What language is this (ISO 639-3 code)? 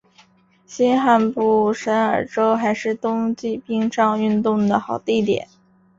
zho